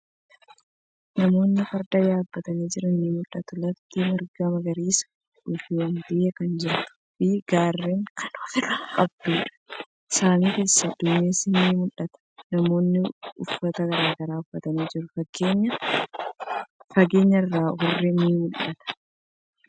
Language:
Oromo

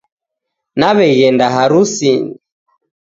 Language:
Taita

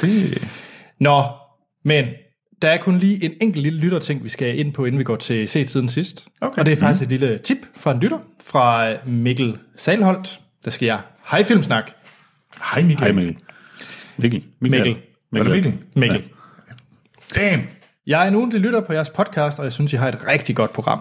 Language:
Danish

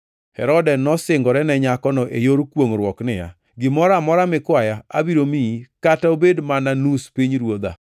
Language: Luo (Kenya and Tanzania)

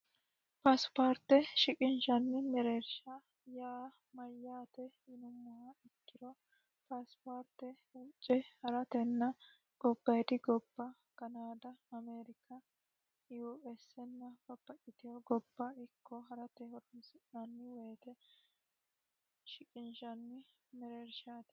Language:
Sidamo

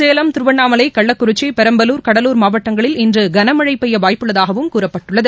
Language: Tamil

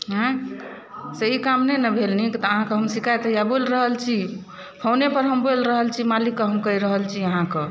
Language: Maithili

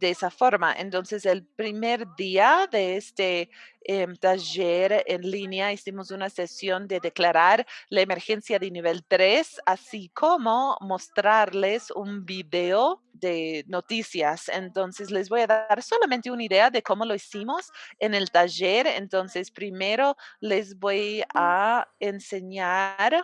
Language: Spanish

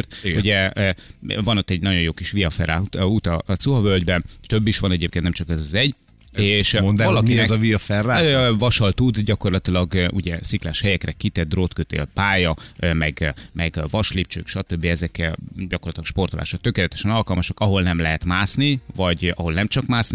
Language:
Hungarian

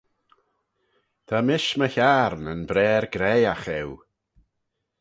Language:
Manx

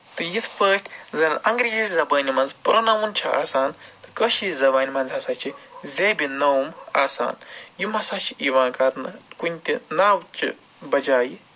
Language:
Kashmiri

